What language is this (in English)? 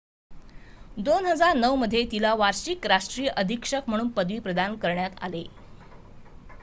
Marathi